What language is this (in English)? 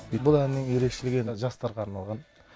Kazakh